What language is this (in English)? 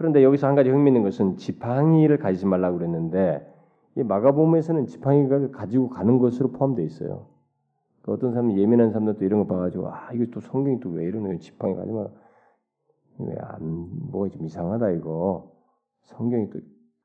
Korean